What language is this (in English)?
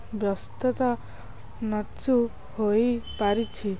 Odia